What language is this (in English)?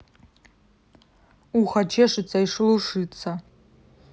Russian